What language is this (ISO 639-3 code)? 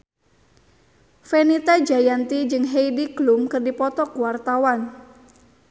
sun